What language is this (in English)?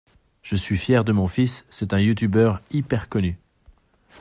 French